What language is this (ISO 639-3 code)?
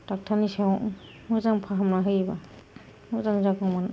brx